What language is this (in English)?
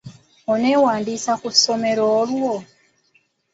Ganda